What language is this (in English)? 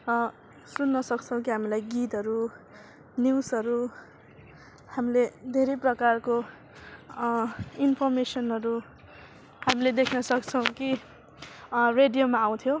Nepali